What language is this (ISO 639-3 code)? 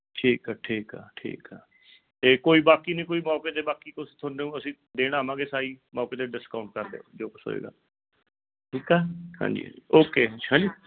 pan